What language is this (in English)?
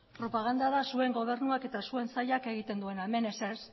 Basque